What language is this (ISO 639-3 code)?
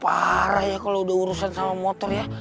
ind